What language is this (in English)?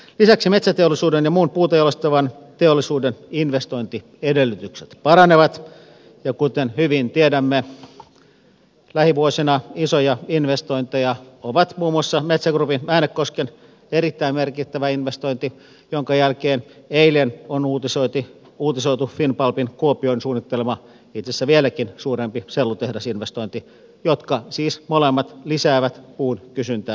Finnish